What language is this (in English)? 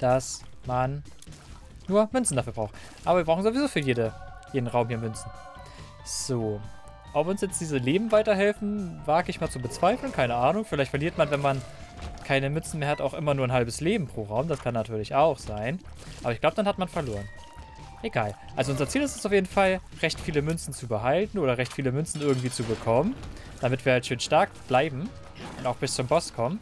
German